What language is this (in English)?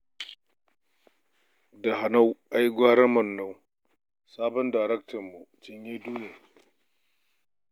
Hausa